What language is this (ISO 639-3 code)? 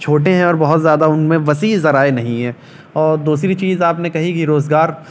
urd